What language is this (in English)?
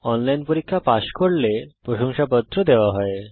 Bangla